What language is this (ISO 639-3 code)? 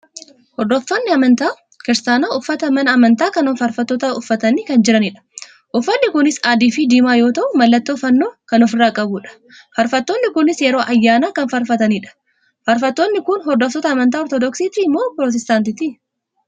orm